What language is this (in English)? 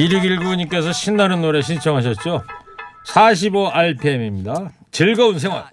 Korean